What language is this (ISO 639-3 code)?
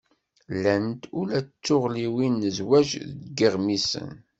kab